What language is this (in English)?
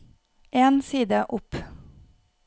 Norwegian